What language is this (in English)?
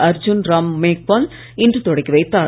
Tamil